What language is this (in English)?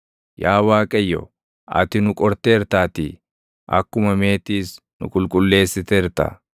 Oromo